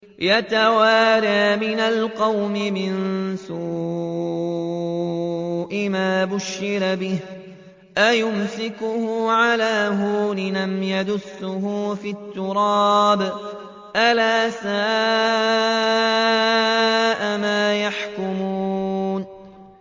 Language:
Arabic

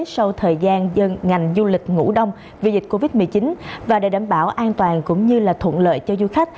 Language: Vietnamese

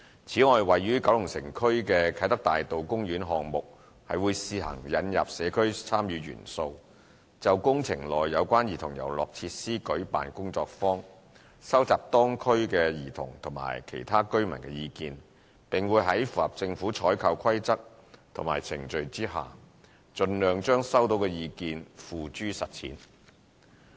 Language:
Cantonese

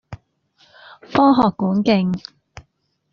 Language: Cantonese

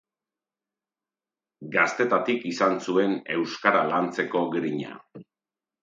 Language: Basque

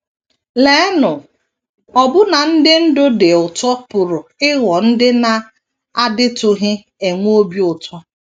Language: Igbo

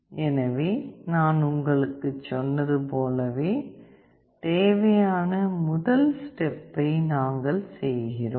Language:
Tamil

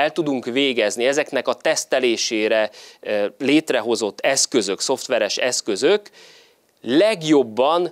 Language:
Hungarian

